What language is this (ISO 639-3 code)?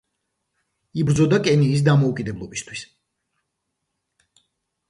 kat